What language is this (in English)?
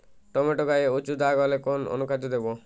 Bangla